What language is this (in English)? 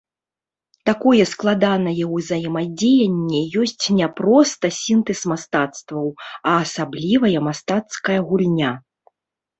Belarusian